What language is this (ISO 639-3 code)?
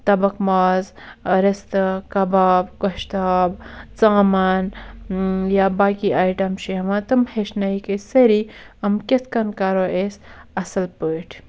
kas